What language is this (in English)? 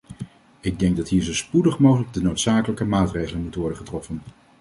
Dutch